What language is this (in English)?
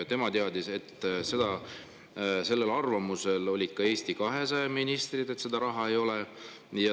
Estonian